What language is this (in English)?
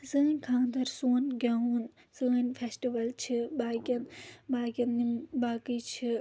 Kashmiri